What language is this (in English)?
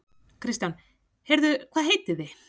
Icelandic